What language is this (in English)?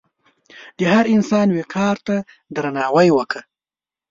Pashto